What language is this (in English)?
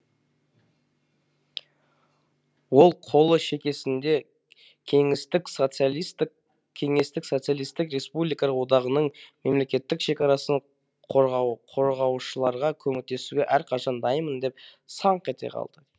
Kazakh